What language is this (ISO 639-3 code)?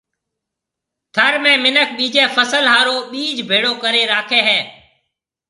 mve